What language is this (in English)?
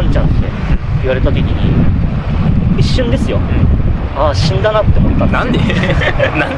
Japanese